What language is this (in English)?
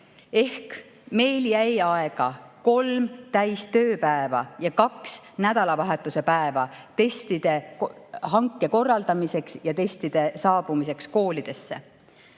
Estonian